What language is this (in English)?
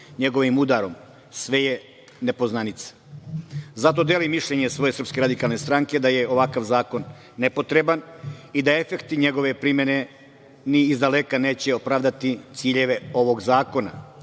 Serbian